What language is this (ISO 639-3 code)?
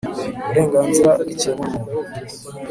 kin